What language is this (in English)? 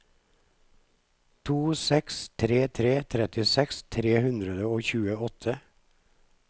Norwegian